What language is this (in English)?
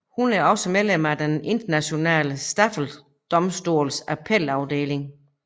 Danish